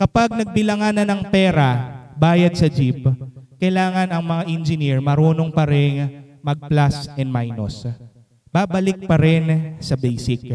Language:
Filipino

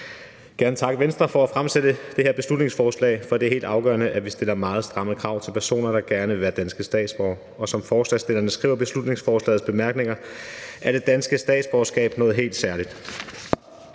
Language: Danish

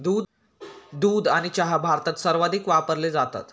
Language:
Marathi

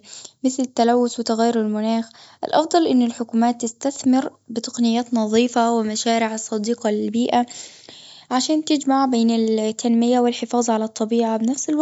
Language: Gulf Arabic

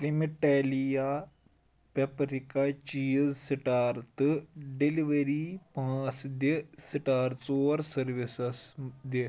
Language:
Kashmiri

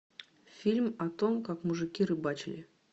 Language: Russian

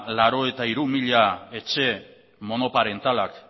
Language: Basque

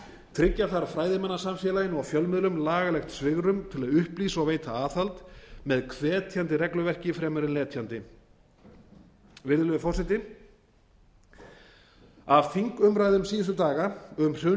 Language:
Icelandic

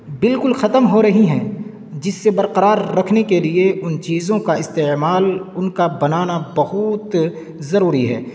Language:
Urdu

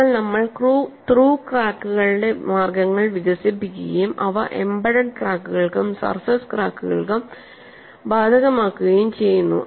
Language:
Malayalam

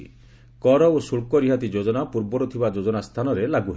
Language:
Odia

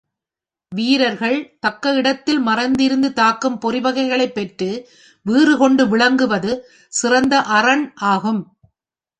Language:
Tamil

